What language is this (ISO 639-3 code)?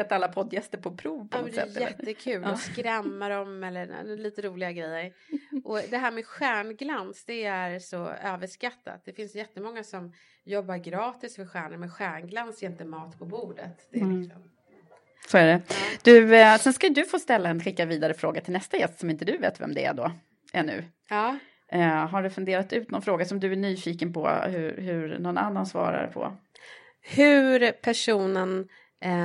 swe